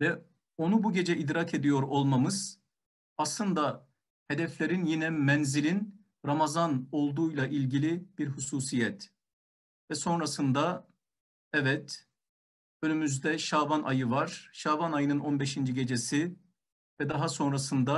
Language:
Turkish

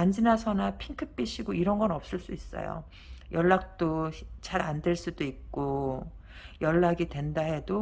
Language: Korean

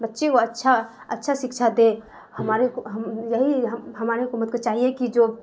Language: Urdu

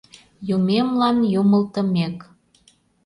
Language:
Mari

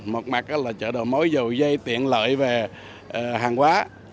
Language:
Vietnamese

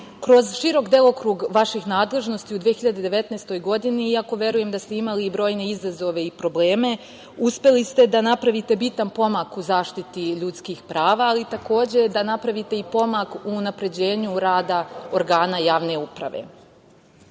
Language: Serbian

